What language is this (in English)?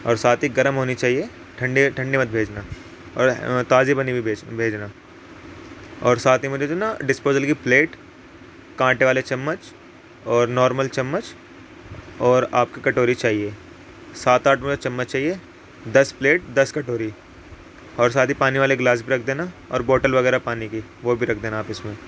Urdu